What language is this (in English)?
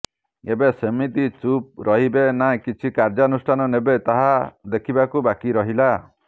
Odia